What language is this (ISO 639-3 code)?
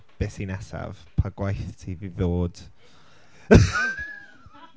cym